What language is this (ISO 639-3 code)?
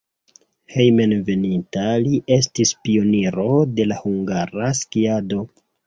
epo